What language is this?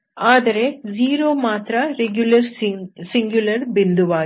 Kannada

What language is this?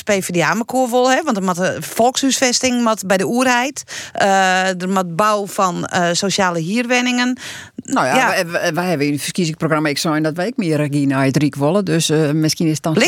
Dutch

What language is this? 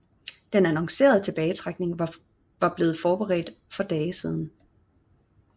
Danish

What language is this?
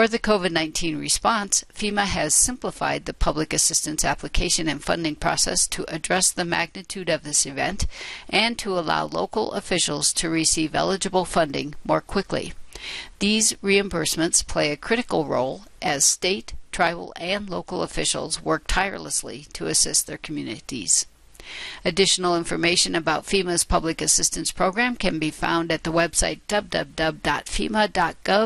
English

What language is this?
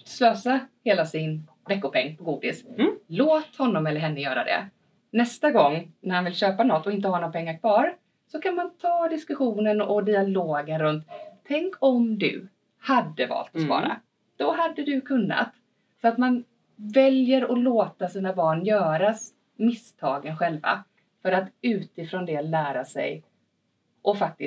Swedish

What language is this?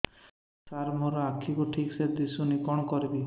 Odia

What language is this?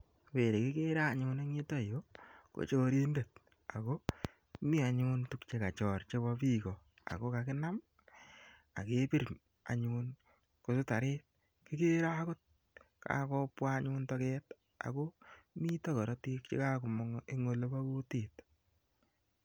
Kalenjin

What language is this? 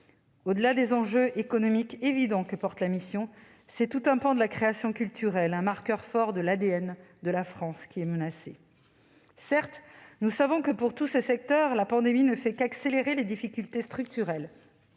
French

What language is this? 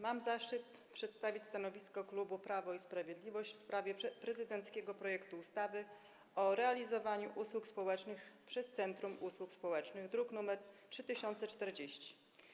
Polish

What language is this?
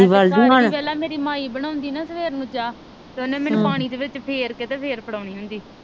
Punjabi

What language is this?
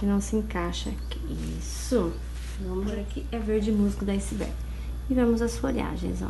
Portuguese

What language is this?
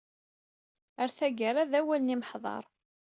Kabyle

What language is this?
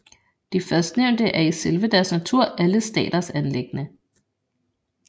Danish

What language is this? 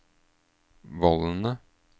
Norwegian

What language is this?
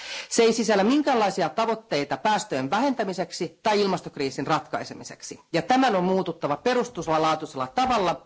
Finnish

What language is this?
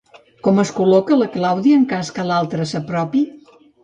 Catalan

